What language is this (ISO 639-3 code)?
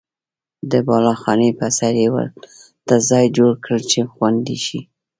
pus